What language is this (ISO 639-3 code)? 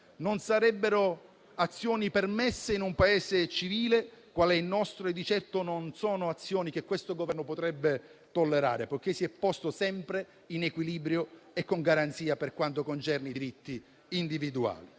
ita